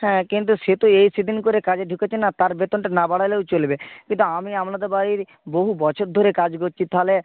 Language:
Bangla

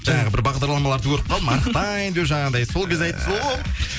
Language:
Kazakh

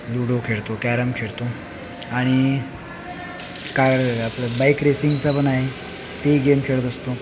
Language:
Marathi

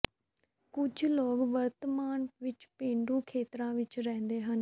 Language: Punjabi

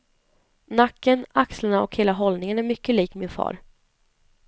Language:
Swedish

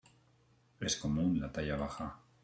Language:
Spanish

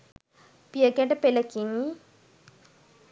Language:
Sinhala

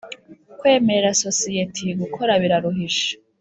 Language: Kinyarwanda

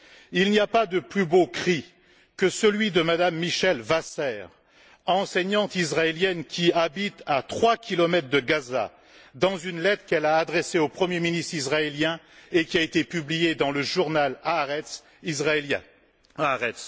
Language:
French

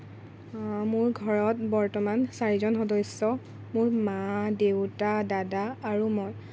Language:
Assamese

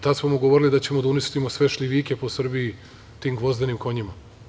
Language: Serbian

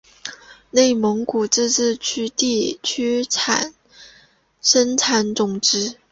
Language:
Chinese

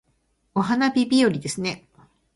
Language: Japanese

